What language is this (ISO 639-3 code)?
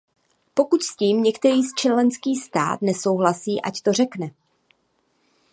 ces